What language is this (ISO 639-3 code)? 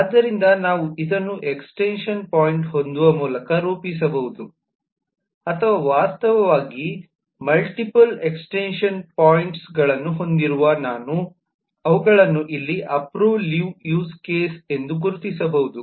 kan